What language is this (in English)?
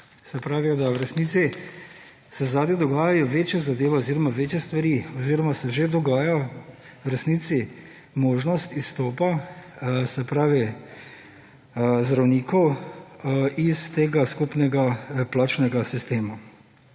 Slovenian